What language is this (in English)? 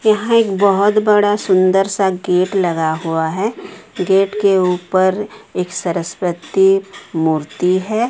Hindi